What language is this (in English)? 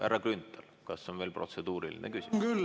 Estonian